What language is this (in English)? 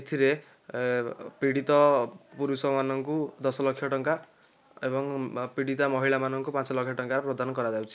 Odia